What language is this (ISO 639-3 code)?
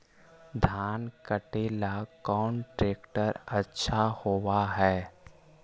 mag